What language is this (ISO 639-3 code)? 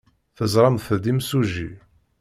kab